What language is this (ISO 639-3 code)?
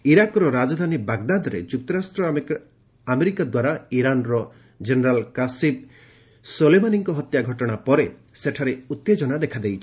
ori